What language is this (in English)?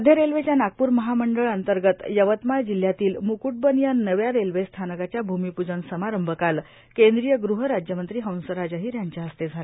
Marathi